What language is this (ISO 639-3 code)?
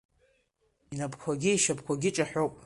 abk